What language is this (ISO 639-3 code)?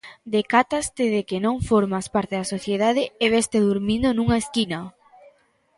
glg